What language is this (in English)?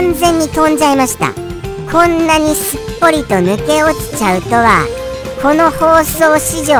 Japanese